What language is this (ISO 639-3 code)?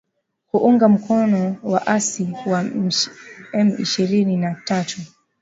swa